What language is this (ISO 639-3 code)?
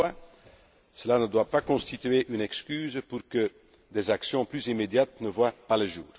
fra